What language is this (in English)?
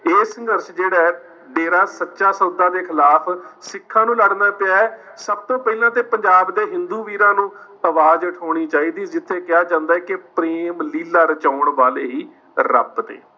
Punjabi